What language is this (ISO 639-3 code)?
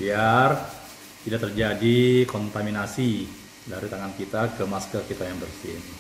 ind